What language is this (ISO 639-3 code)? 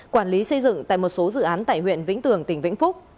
vie